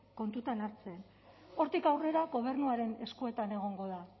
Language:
Basque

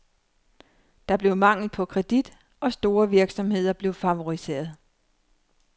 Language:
Danish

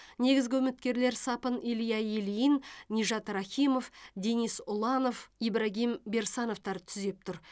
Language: Kazakh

